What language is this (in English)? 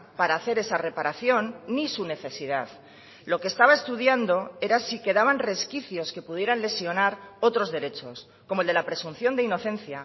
Spanish